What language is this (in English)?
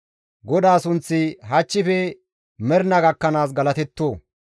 Gamo